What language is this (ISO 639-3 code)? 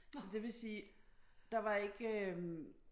dan